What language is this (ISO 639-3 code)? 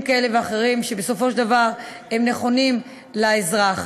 heb